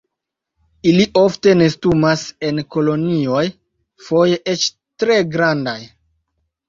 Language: Esperanto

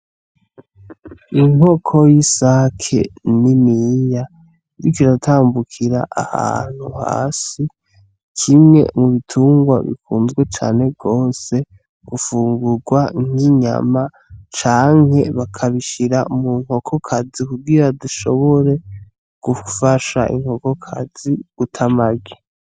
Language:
Rundi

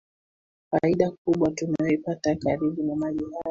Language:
Swahili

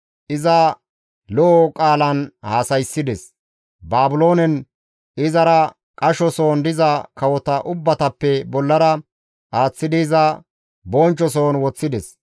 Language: Gamo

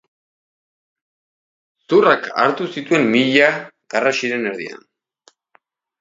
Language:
Basque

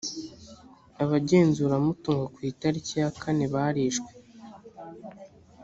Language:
Kinyarwanda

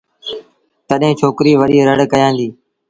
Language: Sindhi Bhil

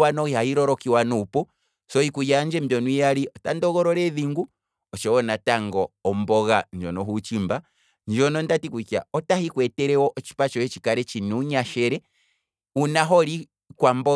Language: Kwambi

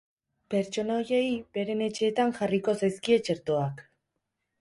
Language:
Basque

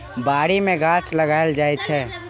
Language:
Maithili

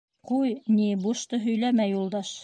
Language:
Bashkir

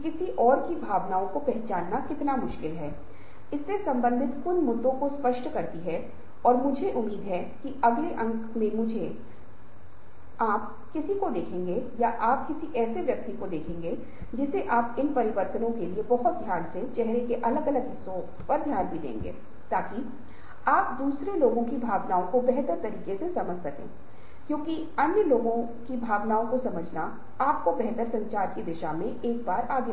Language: Hindi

